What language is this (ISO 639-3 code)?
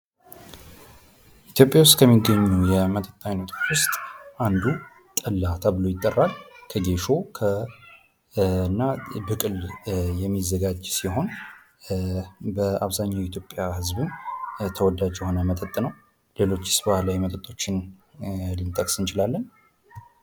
amh